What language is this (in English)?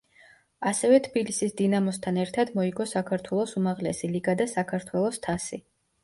Georgian